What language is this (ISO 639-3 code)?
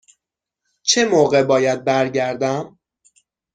fas